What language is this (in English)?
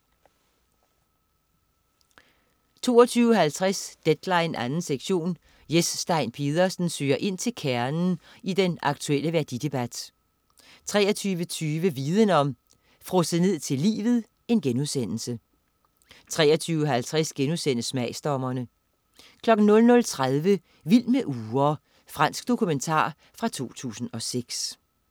Danish